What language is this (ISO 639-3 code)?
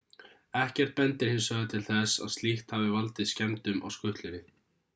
isl